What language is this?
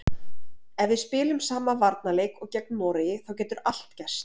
Icelandic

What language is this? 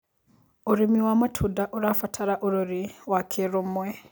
Kikuyu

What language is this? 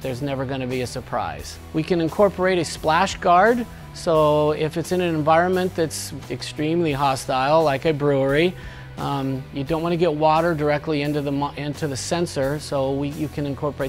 English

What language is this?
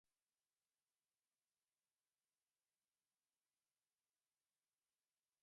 Slovenian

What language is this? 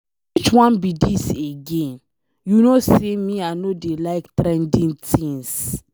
Nigerian Pidgin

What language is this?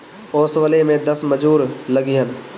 Bhojpuri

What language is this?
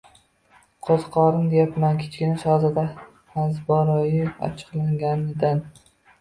Uzbek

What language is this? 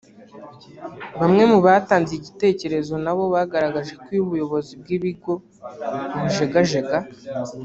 Kinyarwanda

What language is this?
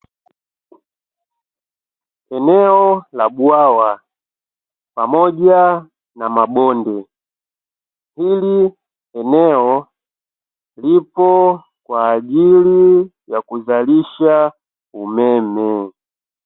Swahili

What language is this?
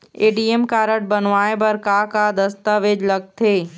Chhattisgarhi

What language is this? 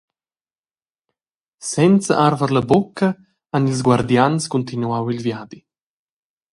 Romansh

